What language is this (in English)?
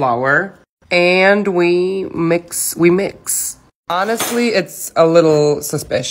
English